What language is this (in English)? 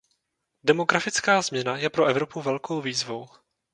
Czech